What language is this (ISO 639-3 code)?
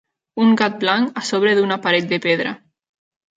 cat